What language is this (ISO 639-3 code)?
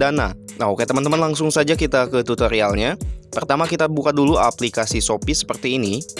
ind